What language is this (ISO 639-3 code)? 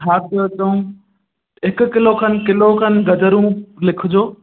snd